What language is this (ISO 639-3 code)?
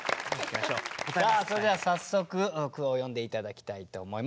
jpn